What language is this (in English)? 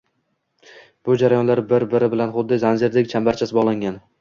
Uzbek